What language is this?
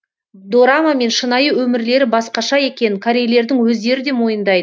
Kazakh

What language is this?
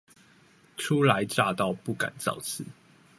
Chinese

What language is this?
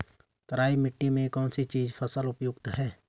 Hindi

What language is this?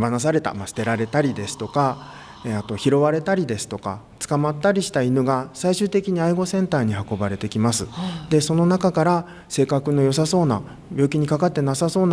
Japanese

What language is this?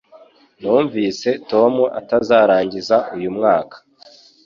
Kinyarwanda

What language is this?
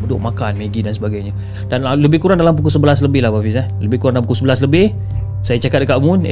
Malay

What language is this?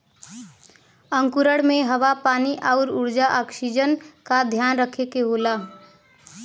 Bhojpuri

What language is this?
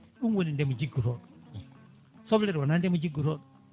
Fula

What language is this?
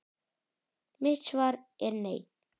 Icelandic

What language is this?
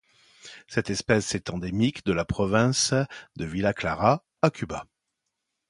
French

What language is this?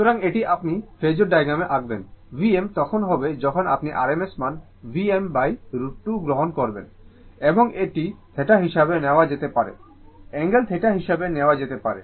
Bangla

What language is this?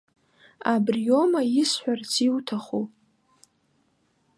Abkhazian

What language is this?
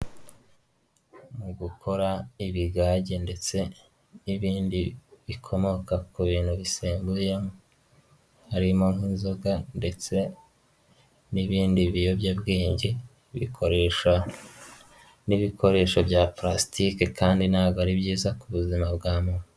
Kinyarwanda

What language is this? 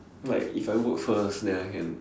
English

